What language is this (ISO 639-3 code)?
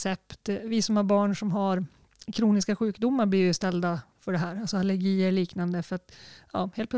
swe